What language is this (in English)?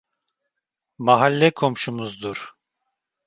Turkish